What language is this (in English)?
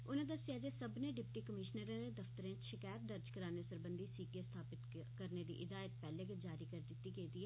Dogri